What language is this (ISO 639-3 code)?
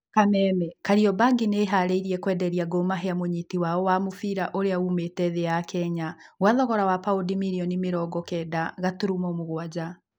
kik